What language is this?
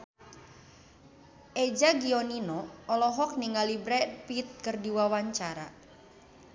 Sundanese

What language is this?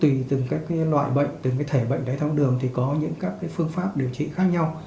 Vietnamese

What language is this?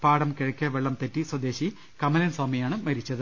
Malayalam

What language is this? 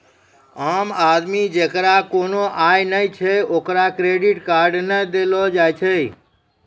Maithili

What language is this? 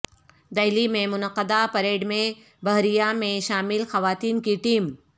Urdu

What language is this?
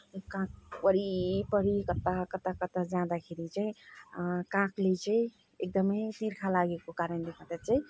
Nepali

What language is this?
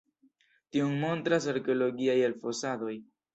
Esperanto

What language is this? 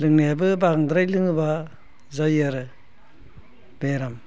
Bodo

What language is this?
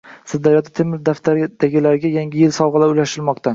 Uzbek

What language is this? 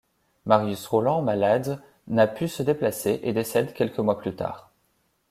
French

